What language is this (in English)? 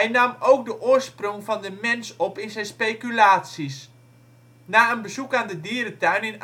Dutch